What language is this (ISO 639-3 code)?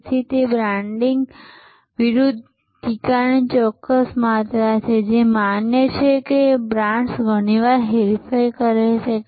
guj